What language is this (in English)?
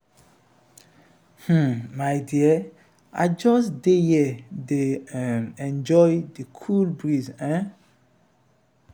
Nigerian Pidgin